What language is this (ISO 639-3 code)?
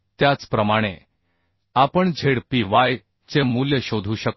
mar